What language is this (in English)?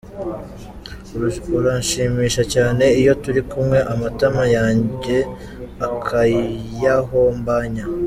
Kinyarwanda